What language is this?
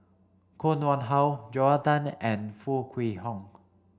English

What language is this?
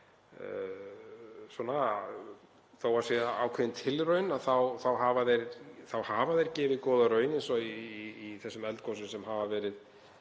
Icelandic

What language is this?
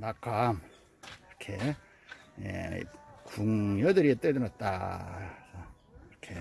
Korean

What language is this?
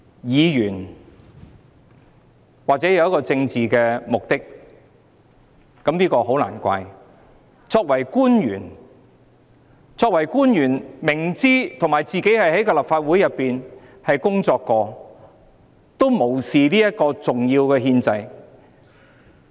Cantonese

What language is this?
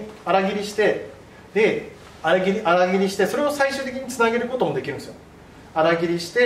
Japanese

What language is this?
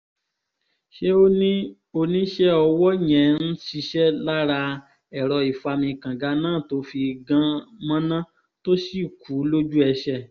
Yoruba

